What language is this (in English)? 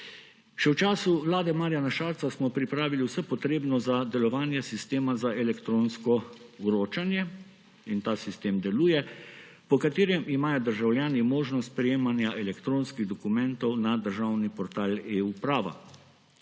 Slovenian